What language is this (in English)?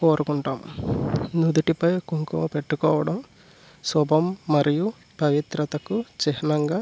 Telugu